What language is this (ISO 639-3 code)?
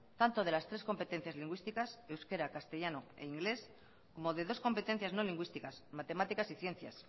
spa